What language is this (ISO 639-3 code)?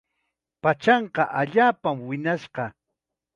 qxa